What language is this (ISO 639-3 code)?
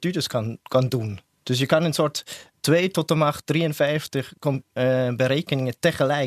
nld